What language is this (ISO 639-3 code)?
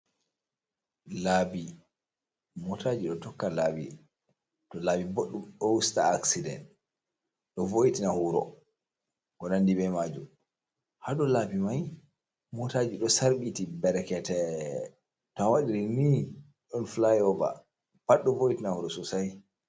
ful